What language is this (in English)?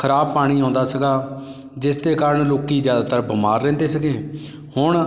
Punjabi